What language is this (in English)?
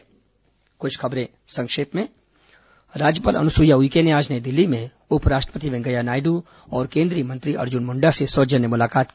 Hindi